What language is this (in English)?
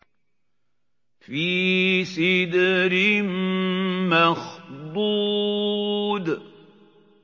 Arabic